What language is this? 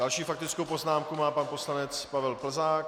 Czech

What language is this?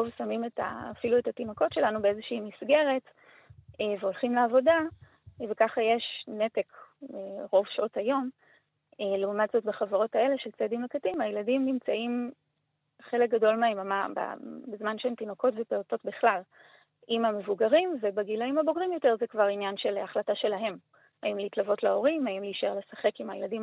Hebrew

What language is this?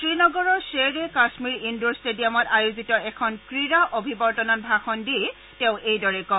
Assamese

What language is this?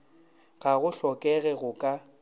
Northern Sotho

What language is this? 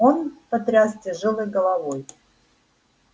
Russian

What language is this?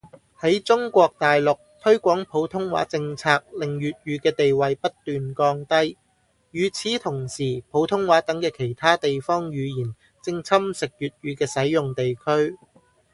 Cantonese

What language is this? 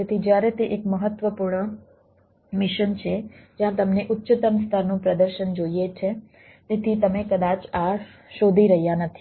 Gujarati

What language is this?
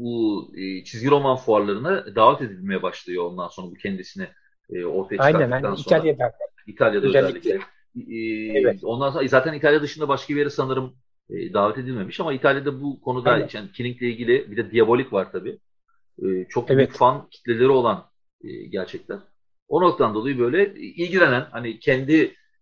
Turkish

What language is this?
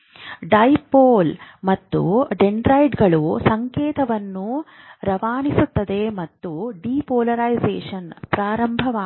Kannada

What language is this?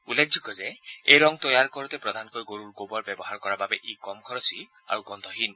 Assamese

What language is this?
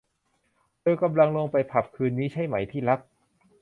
Thai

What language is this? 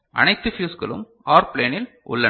Tamil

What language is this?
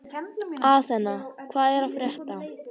Icelandic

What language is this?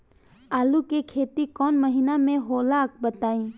Bhojpuri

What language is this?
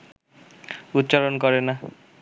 Bangla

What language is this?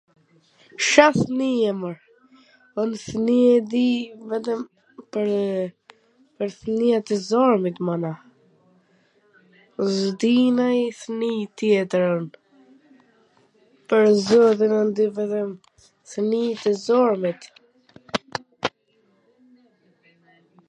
Gheg Albanian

